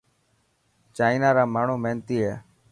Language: Dhatki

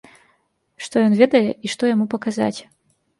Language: Belarusian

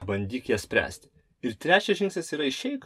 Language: Lithuanian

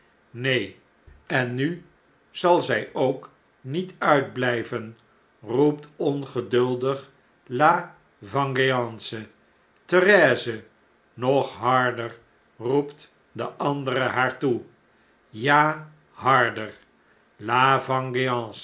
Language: Dutch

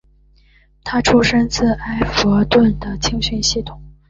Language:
Chinese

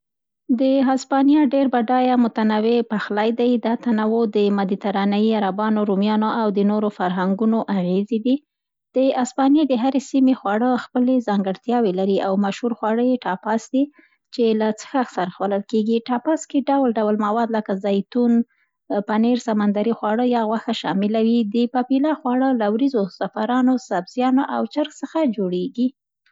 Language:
Central Pashto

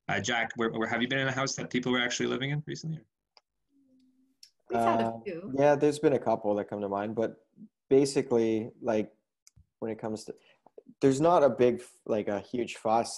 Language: English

